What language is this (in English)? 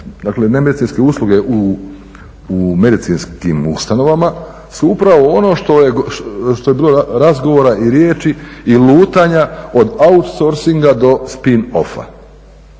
Croatian